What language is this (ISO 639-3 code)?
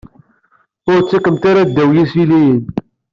kab